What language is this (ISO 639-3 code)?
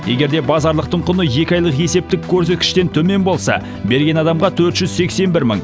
kaz